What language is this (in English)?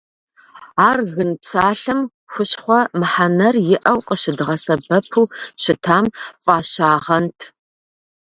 Kabardian